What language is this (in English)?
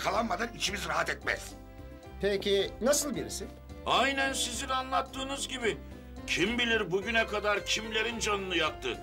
Turkish